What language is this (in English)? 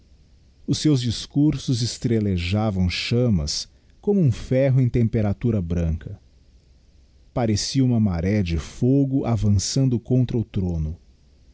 Portuguese